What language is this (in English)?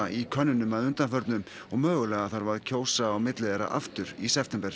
Icelandic